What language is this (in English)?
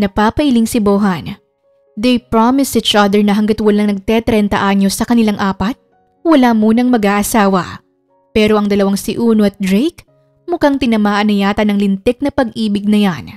Filipino